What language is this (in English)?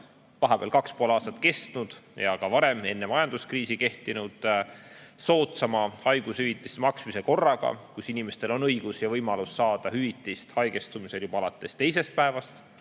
Estonian